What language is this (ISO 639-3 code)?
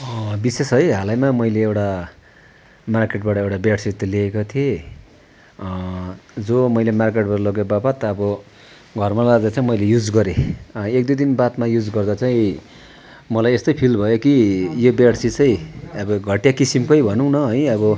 nep